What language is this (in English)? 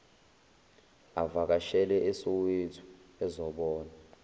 Zulu